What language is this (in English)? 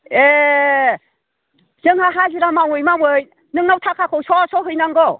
Bodo